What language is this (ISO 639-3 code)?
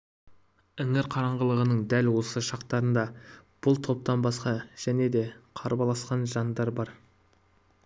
kaz